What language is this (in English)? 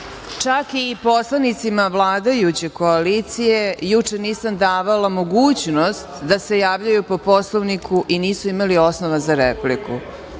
Serbian